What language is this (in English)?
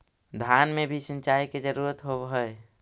Magahi